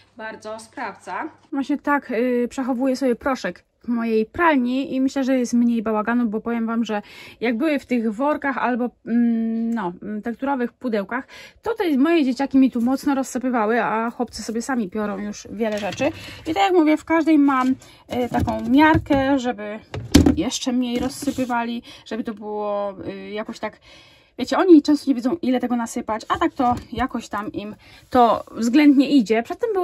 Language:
Polish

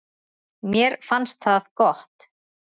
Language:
Icelandic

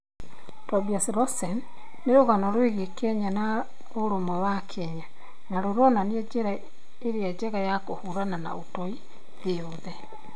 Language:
Kikuyu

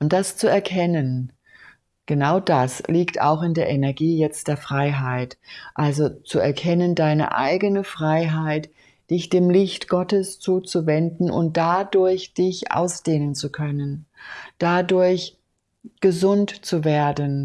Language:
German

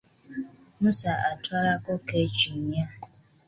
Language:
Ganda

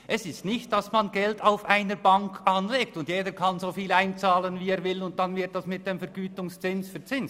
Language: Swiss German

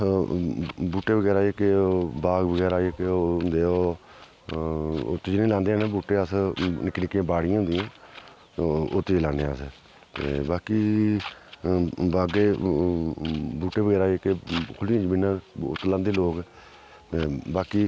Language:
Dogri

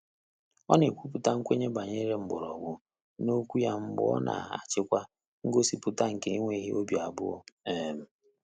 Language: Igbo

